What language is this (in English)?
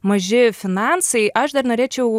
Lithuanian